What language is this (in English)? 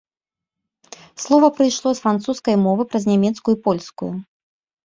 Belarusian